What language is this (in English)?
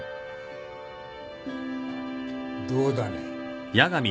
Japanese